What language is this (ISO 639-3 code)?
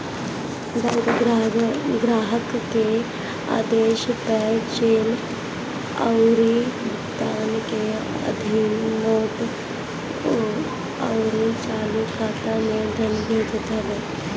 bho